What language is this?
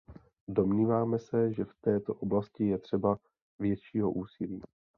Czech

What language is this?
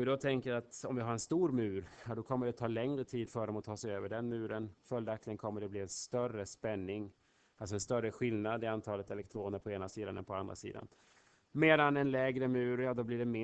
Swedish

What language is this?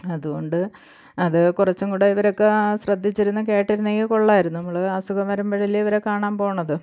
Malayalam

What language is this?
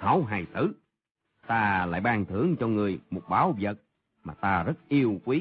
Vietnamese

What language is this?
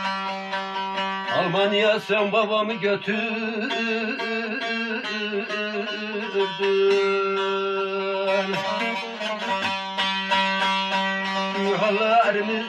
Turkish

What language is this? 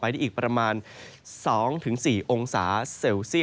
Thai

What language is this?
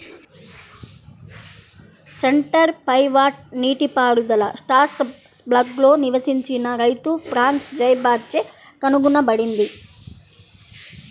Telugu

